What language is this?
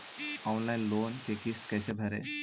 Magahi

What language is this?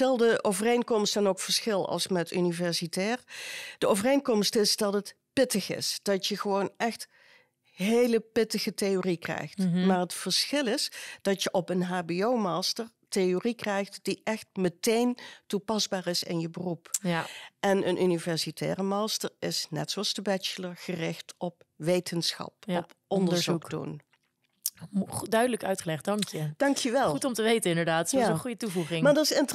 Dutch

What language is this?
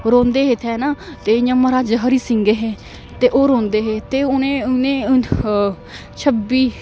Dogri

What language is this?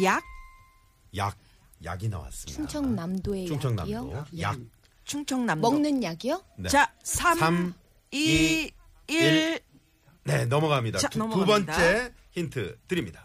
Korean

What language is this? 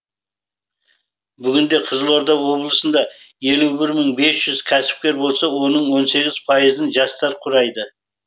Kazakh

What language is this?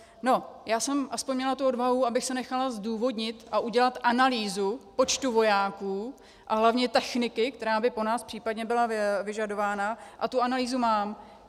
Czech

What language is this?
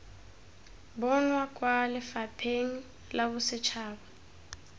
Tswana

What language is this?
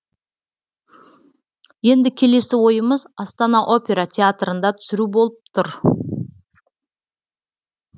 Kazakh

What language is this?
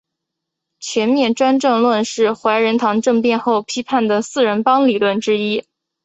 Chinese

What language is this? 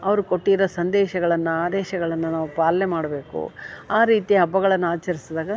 Kannada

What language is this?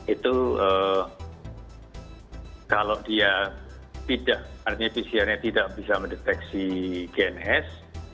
Indonesian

